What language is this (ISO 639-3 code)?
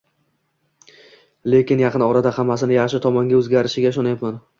uzb